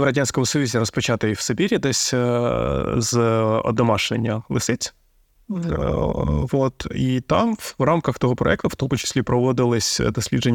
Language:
Ukrainian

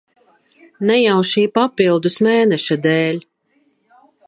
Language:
Latvian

